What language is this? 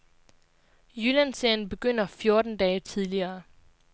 Danish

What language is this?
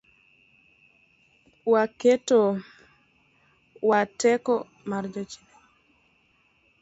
Luo (Kenya and Tanzania)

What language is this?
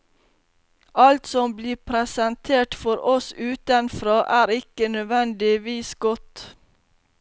Norwegian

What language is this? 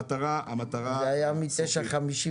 Hebrew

